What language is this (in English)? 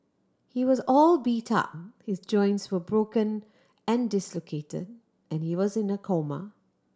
English